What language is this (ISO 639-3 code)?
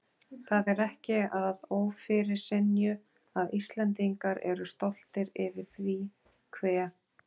isl